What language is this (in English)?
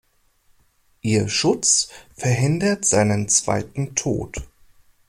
German